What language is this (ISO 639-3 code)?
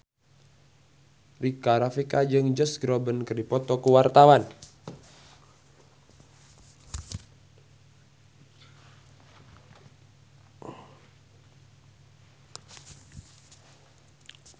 sun